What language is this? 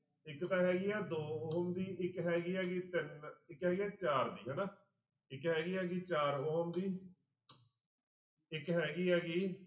Punjabi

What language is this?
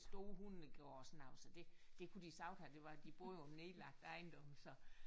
Danish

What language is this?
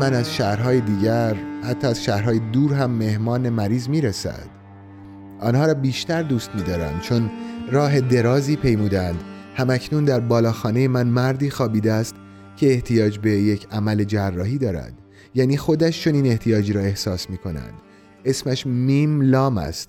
Persian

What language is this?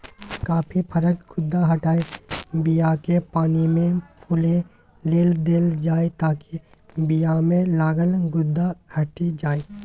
Maithili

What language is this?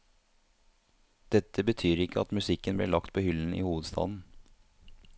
Norwegian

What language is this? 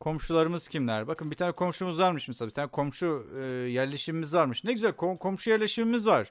Turkish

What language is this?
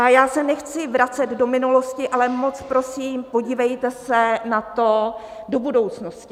Czech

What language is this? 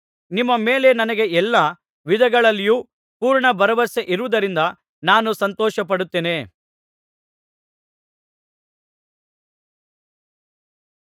Kannada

